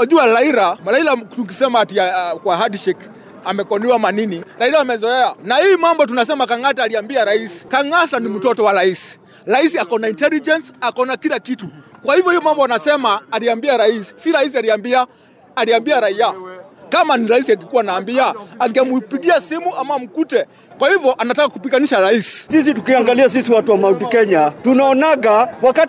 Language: Swahili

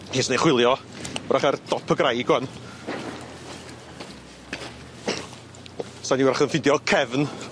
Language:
Welsh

